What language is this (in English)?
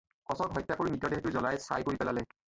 Assamese